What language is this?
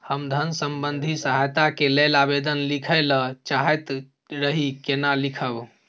Maithili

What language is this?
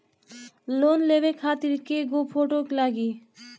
Bhojpuri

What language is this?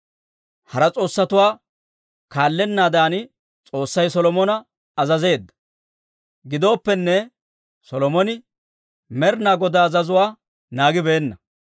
Dawro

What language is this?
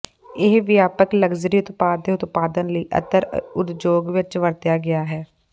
Punjabi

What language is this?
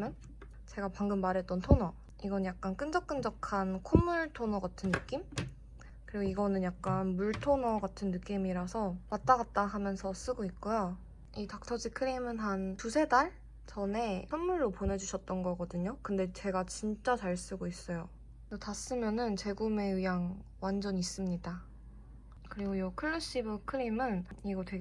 Korean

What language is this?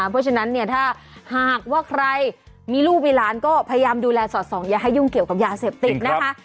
Thai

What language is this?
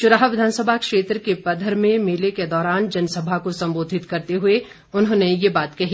Hindi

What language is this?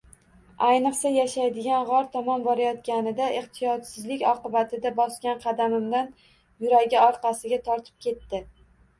Uzbek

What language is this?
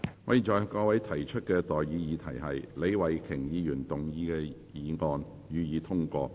Cantonese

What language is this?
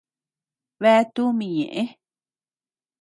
Tepeuxila Cuicatec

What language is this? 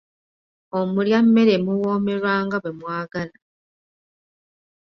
Ganda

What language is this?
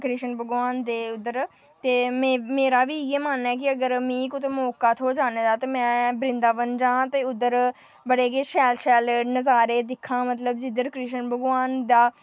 Dogri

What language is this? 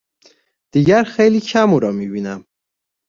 Persian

